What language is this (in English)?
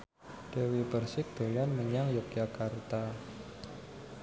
Javanese